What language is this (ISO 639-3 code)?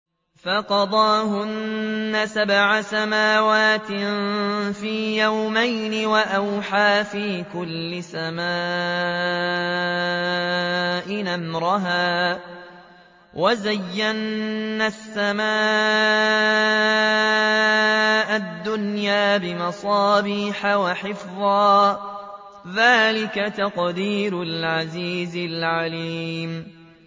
ara